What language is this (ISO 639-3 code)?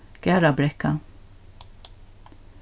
fao